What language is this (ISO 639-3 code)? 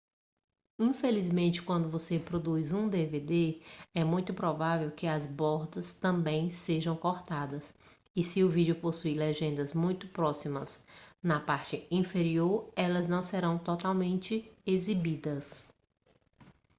por